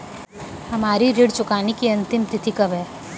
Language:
Hindi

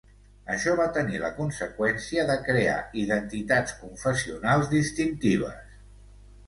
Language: Catalan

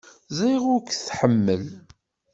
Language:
Kabyle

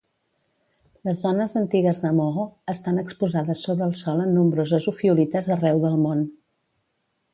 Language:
Catalan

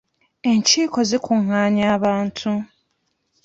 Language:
Ganda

